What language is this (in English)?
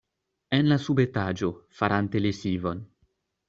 Esperanto